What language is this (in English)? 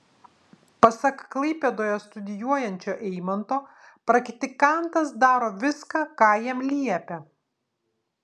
Lithuanian